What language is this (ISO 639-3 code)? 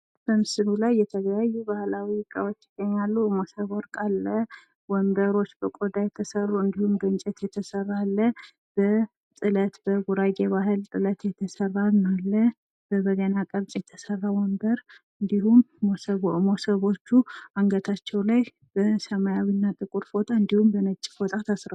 amh